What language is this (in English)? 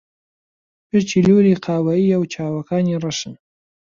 Central Kurdish